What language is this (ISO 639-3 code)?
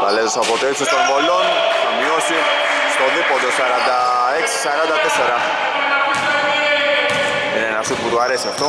ell